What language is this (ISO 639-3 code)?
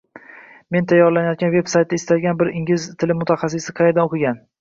uzb